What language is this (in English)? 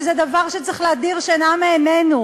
Hebrew